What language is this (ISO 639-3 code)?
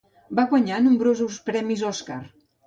cat